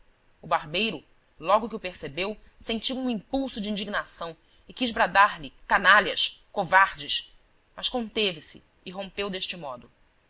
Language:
Portuguese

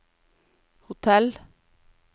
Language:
Norwegian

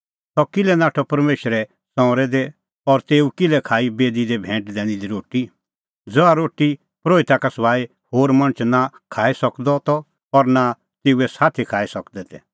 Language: Kullu Pahari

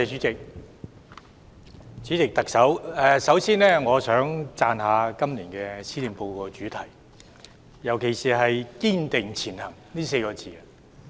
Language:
Cantonese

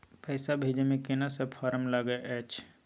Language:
Maithili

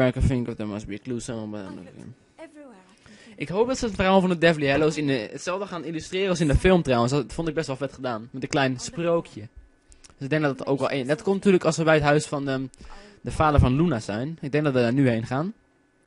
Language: Dutch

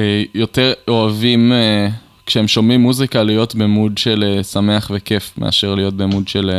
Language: Hebrew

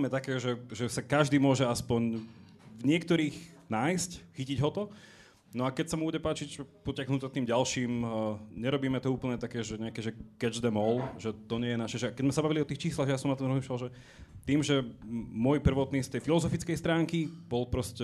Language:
Slovak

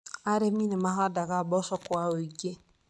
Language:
Kikuyu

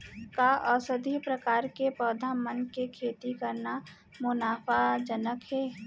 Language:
Chhattisgarhi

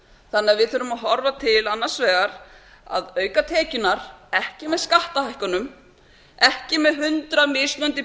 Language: Icelandic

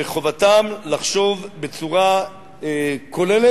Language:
Hebrew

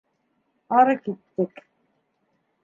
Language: Bashkir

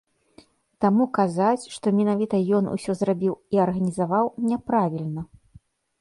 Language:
Belarusian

